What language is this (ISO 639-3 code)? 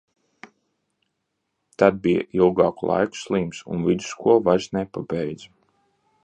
lav